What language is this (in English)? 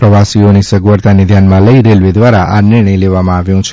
Gujarati